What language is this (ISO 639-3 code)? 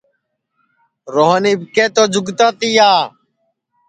ssi